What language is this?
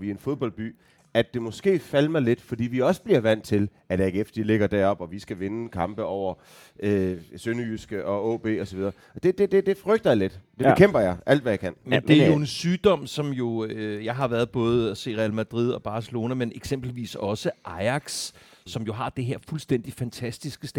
Danish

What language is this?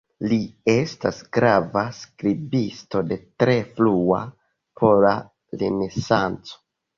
Esperanto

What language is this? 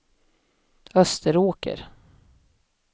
Swedish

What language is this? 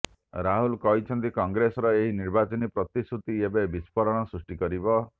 Odia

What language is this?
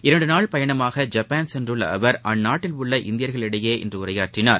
Tamil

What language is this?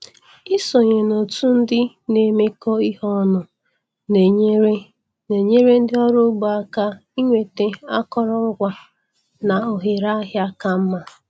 Igbo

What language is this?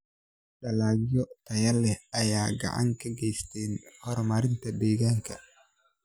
Somali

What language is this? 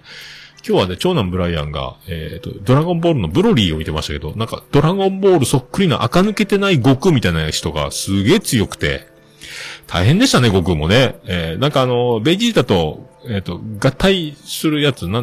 Japanese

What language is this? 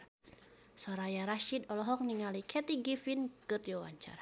Sundanese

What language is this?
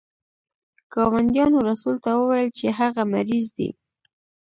Pashto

